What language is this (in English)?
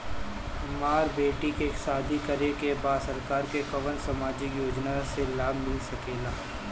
Bhojpuri